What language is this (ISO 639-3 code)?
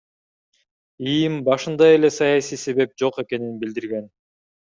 kir